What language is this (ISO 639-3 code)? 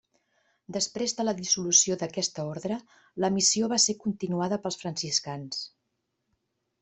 cat